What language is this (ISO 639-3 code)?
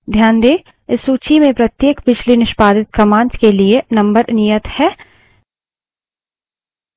hin